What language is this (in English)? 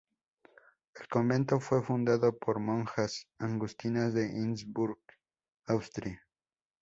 Spanish